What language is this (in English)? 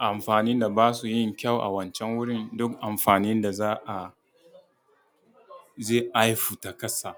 Hausa